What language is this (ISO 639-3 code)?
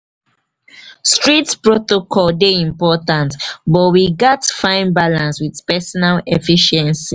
pcm